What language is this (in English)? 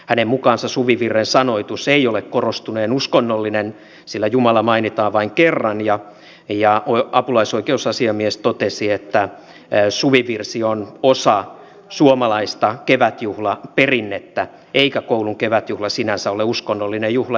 Finnish